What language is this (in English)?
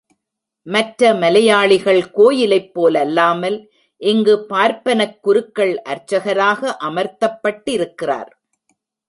Tamil